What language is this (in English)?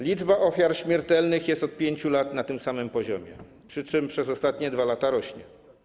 Polish